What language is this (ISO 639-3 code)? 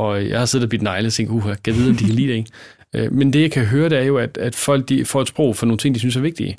dan